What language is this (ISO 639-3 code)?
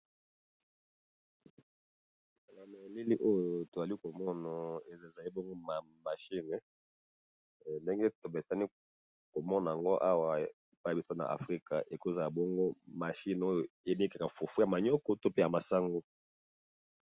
lin